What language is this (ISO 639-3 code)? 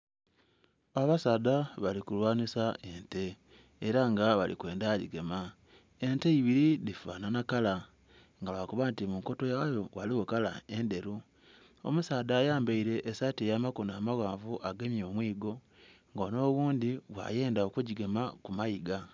xog